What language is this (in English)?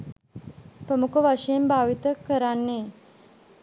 Sinhala